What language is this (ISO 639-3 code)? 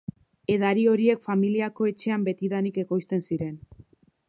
eus